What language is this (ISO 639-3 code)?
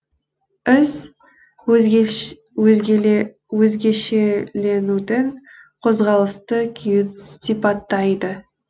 kaz